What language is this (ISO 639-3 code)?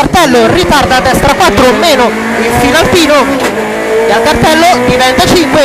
ita